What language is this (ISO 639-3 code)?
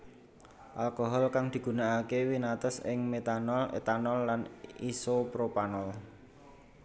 jav